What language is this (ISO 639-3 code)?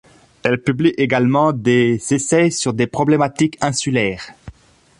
fra